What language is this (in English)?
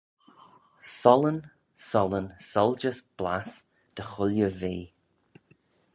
Manx